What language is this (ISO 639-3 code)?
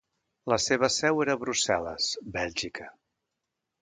cat